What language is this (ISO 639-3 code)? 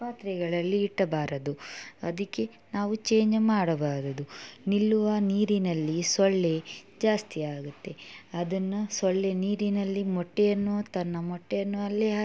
kan